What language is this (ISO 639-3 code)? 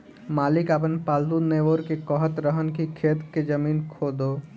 bho